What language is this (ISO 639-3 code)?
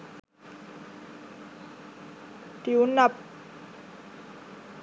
sin